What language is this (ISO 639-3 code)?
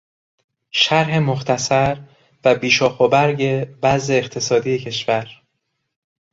fas